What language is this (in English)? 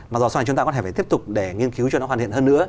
Vietnamese